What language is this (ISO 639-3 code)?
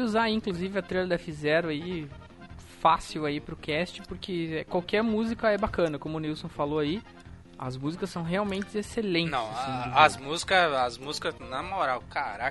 por